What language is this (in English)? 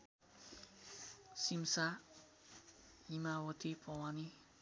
Nepali